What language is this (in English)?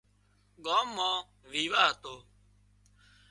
Wadiyara Koli